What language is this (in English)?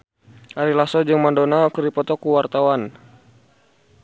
Sundanese